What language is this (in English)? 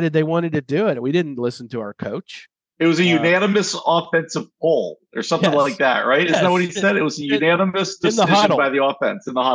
English